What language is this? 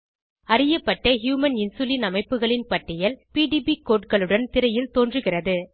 Tamil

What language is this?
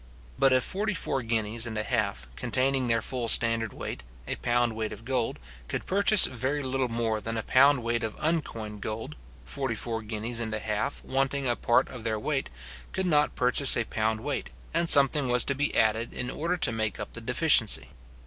English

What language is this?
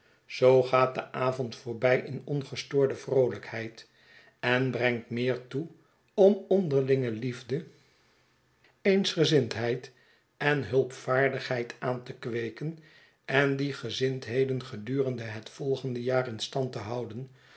Dutch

